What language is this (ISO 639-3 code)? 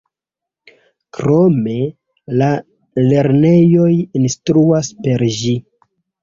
epo